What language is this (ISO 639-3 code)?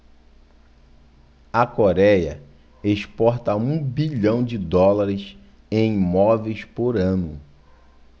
por